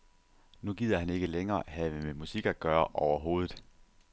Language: Danish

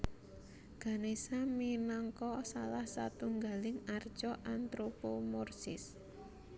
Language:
Javanese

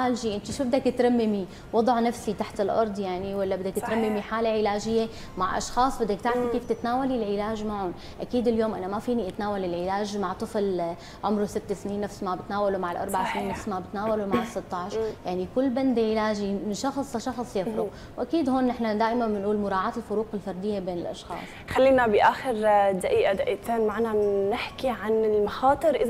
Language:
Arabic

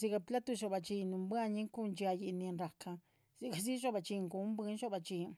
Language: Chichicapan Zapotec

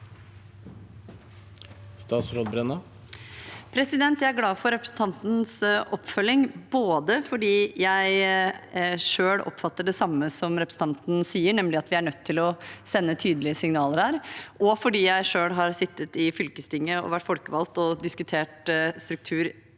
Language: Norwegian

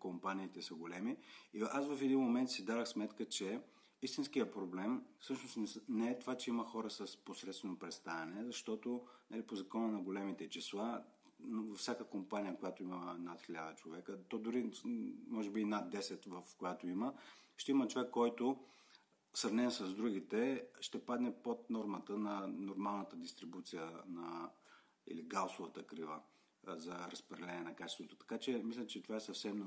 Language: Bulgarian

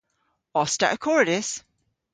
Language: Cornish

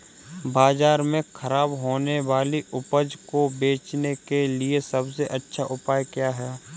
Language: Hindi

